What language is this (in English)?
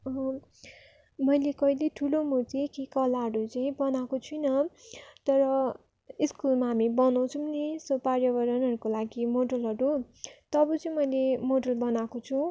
Nepali